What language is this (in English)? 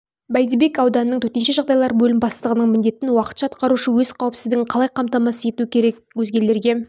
Kazakh